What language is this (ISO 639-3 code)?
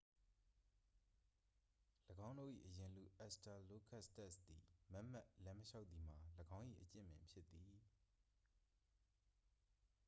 mya